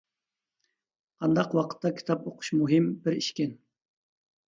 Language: Uyghur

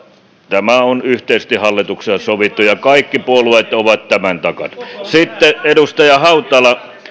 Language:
Finnish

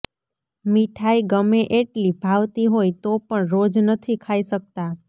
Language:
Gujarati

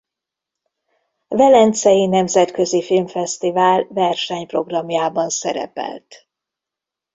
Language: Hungarian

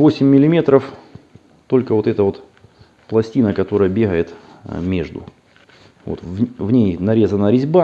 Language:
Russian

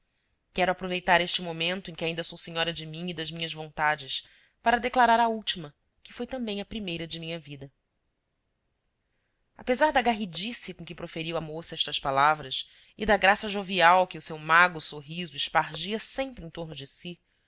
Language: Portuguese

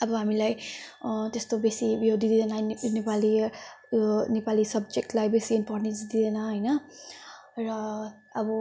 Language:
Nepali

